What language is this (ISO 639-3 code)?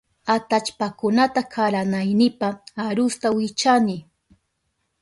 qup